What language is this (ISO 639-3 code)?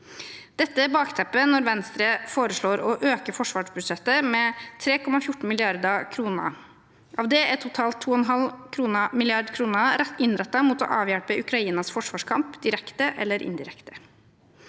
nor